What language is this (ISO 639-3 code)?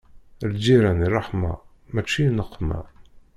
kab